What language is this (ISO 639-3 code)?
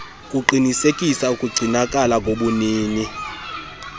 xho